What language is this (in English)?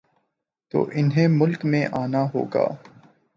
Urdu